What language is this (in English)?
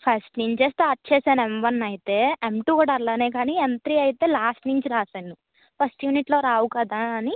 Telugu